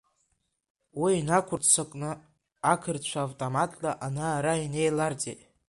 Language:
Abkhazian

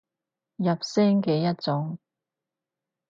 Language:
Cantonese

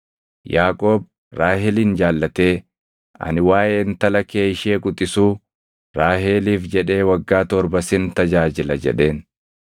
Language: Oromo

